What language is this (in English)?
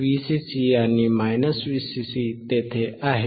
Marathi